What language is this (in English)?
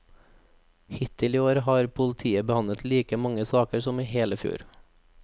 Norwegian